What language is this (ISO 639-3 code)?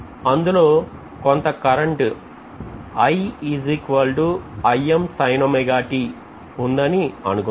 tel